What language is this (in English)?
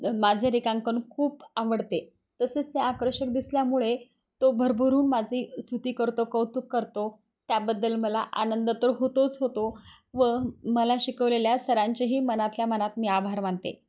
Marathi